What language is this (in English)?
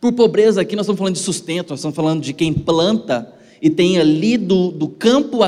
Portuguese